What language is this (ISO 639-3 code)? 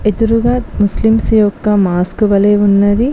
tel